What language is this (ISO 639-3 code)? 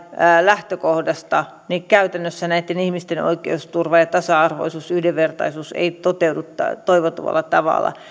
fin